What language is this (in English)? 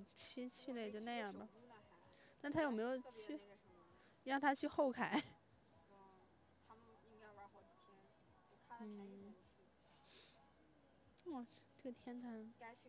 Chinese